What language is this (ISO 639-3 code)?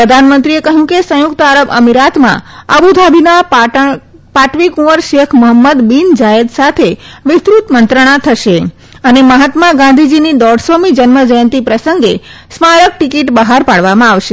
guj